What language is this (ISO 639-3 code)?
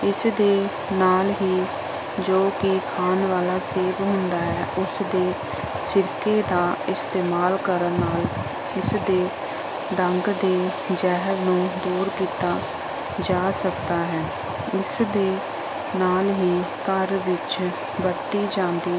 pan